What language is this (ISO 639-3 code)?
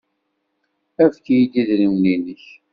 kab